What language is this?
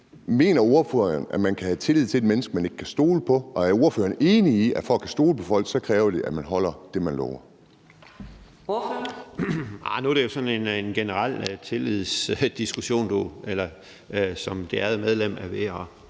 Danish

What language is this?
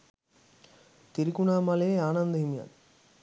Sinhala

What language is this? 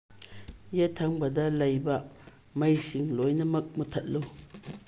Manipuri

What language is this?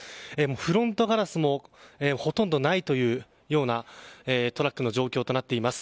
Japanese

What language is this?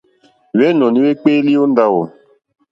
Mokpwe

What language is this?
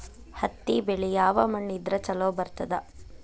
Kannada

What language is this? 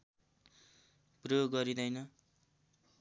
Nepali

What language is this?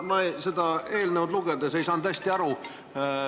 Estonian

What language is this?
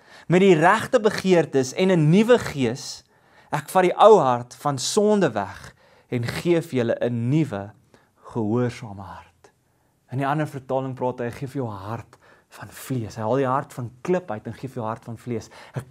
Dutch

